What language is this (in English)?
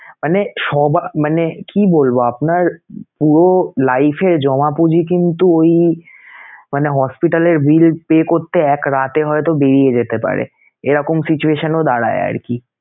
Bangla